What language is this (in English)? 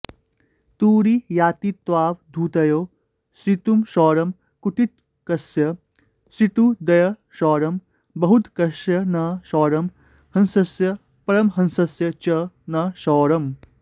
Sanskrit